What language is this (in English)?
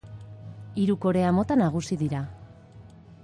Basque